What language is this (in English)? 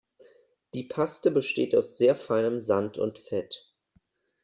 German